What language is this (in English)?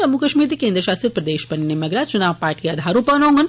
Dogri